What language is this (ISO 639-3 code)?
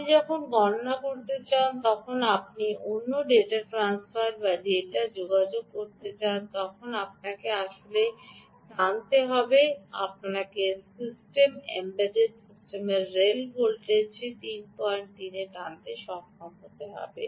ben